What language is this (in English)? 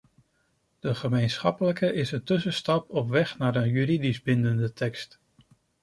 Dutch